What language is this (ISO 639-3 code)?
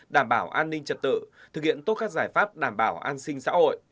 vie